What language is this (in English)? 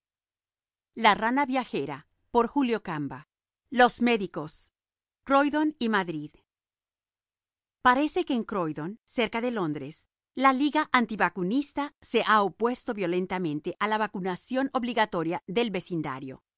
Spanish